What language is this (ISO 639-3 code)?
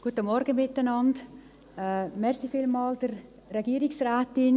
gsw